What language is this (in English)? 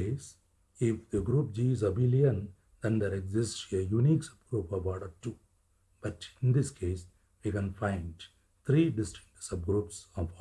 English